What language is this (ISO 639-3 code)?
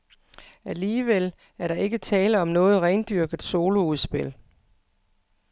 dan